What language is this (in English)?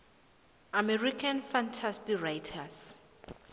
South Ndebele